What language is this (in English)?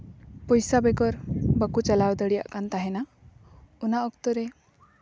Santali